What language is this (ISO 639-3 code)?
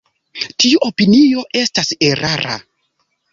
epo